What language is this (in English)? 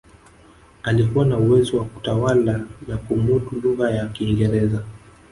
Swahili